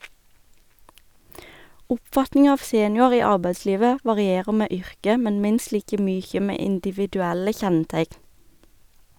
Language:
Norwegian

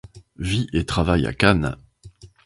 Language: French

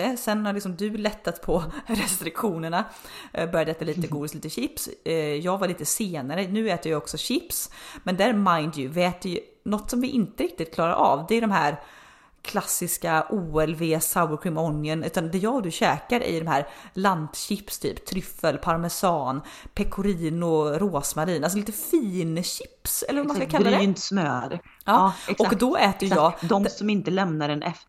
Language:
Swedish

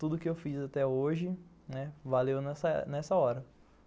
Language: Portuguese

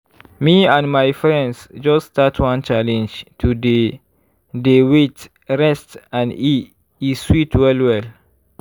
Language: Nigerian Pidgin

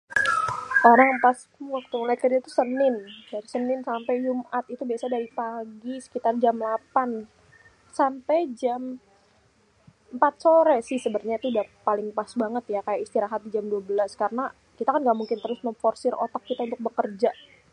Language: Betawi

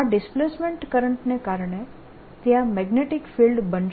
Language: Gujarati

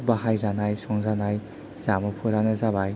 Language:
Bodo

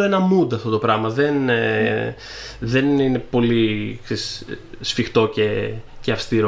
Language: Greek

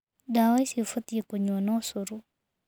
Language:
Kikuyu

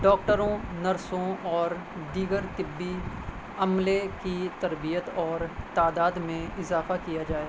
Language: Urdu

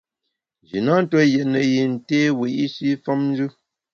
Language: Bamun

